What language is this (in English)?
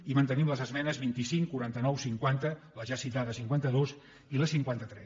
Catalan